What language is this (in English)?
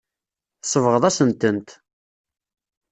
Kabyle